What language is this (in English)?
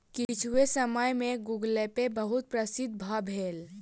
Maithili